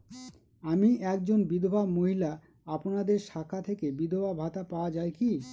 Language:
Bangla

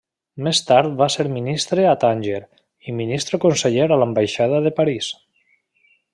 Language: Catalan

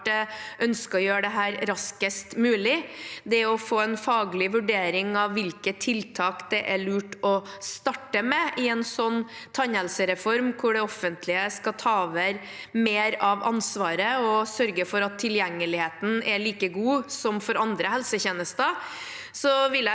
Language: Norwegian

